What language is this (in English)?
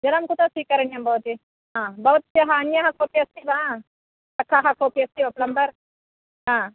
Sanskrit